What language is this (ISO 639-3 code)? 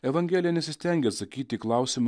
lit